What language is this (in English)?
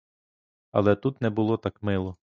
Ukrainian